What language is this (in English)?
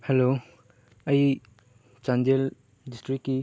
Manipuri